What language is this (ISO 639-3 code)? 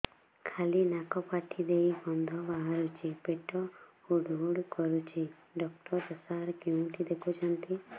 ori